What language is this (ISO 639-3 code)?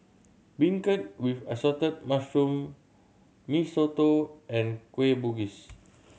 eng